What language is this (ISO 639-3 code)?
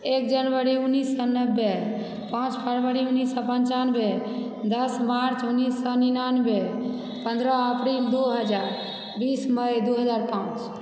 mai